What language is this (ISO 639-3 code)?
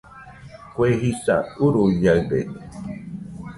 hux